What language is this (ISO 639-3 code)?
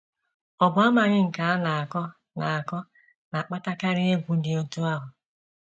ibo